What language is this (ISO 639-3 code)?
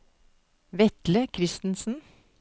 nor